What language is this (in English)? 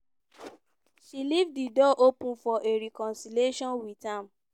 Nigerian Pidgin